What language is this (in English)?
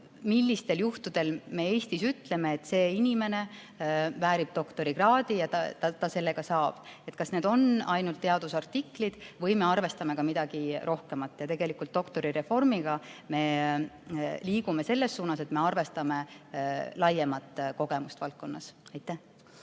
Estonian